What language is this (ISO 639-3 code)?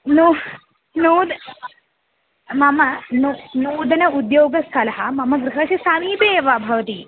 san